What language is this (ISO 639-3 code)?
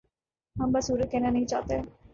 urd